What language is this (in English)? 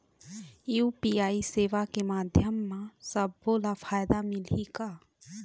Chhattisgarhi